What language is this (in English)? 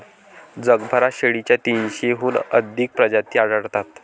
Marathi